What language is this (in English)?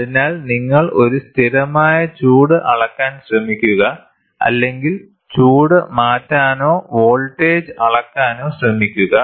Malayalam